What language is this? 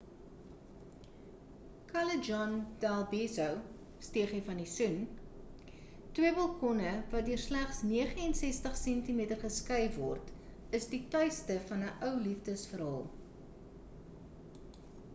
Afrikaans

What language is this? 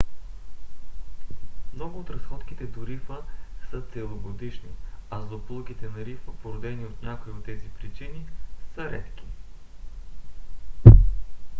Bulgarian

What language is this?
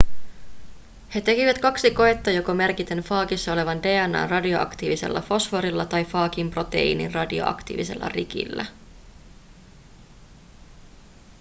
Finnish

